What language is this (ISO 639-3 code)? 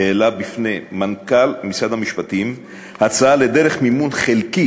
heb